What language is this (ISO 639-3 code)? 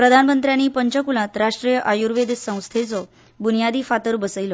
kok